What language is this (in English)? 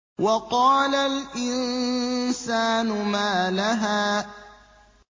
Arabic